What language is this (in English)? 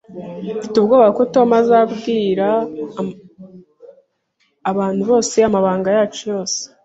Kinyarwanda